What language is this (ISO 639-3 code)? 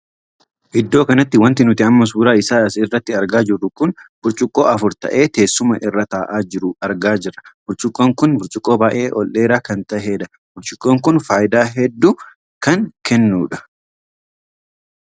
orm